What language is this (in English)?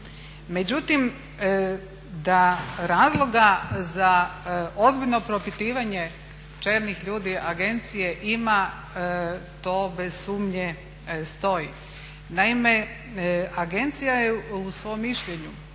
Croatian